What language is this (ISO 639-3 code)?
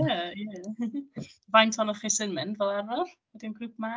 cym